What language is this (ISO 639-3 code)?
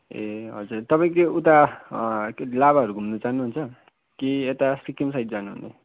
nep